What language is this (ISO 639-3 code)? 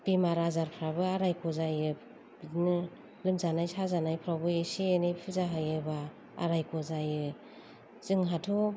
brx